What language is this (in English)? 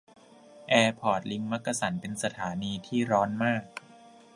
Thai